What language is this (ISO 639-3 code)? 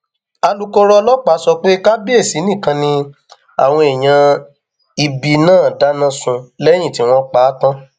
yor